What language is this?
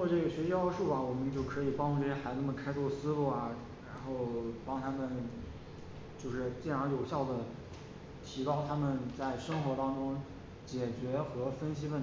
Chinese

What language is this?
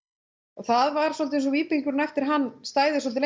Icelandic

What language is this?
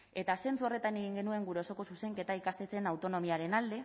Basque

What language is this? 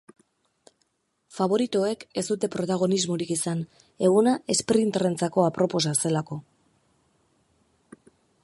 Basque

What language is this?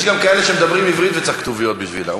Hebrew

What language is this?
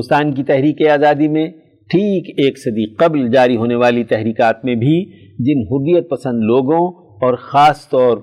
Urdu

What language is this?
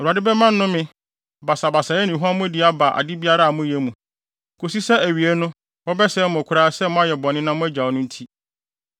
Akan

